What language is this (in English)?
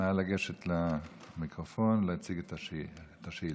Hebrew